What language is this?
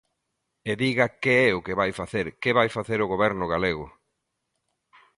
Galician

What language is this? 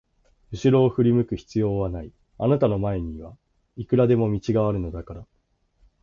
Japanese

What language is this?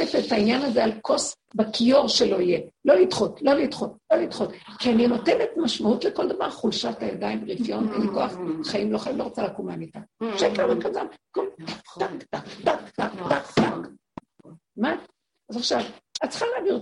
Hebrew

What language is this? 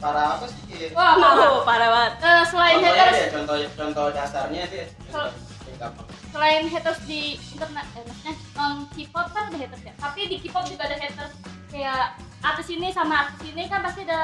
Indonesian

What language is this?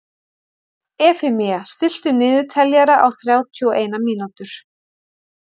Icelandic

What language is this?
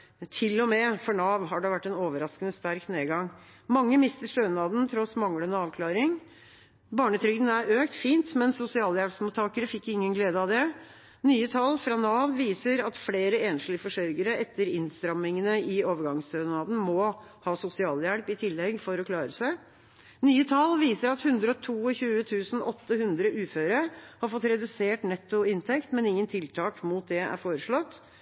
Norwegian Bokmål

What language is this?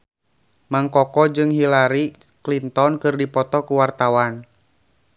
Sundanese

